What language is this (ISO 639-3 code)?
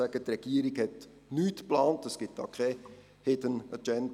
gsw